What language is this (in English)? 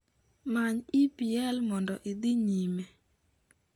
Luo (Kenya and Tanzania)